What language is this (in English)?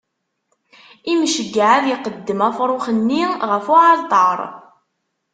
Kabyle